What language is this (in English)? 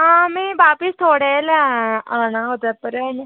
Dogri